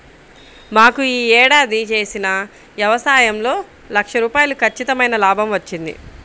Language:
Telugu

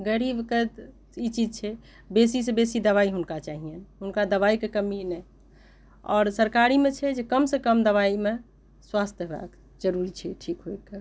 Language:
Maithili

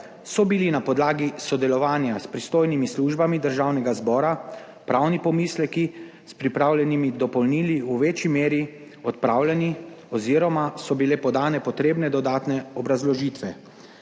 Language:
Slovenian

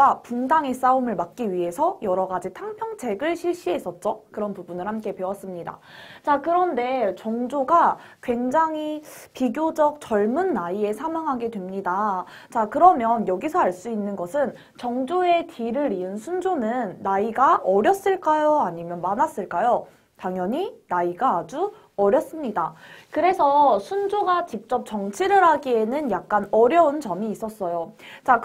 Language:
Korean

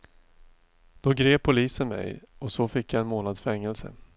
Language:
Swedish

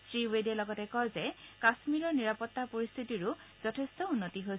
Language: Assamese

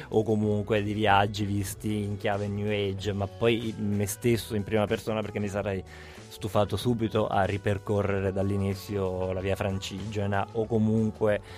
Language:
Italian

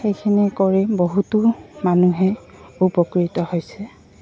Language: Assamese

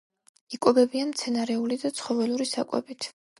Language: Georgian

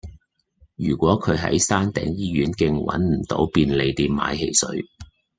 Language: Cantonese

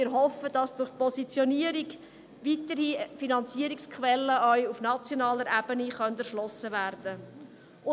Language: Swiss German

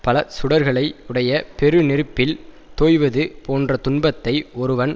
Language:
Tamil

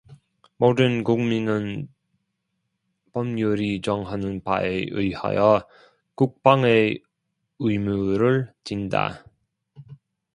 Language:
Korean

